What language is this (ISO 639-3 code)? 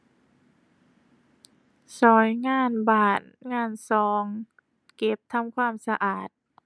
tha